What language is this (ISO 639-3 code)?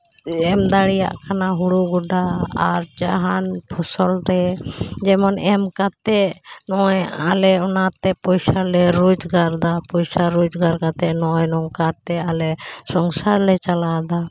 sat